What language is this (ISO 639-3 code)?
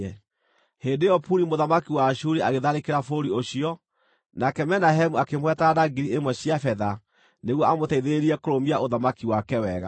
kik